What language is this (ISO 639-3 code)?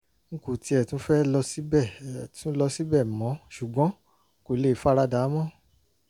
yor